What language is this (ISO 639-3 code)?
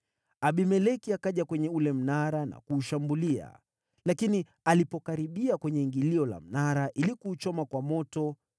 swa